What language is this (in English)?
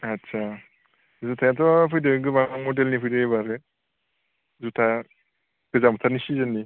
Bodo